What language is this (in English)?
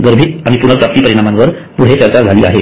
Marathi